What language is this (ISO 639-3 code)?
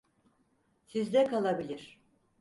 tur